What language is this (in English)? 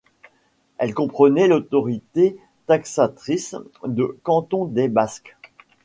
French